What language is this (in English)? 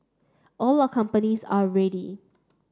English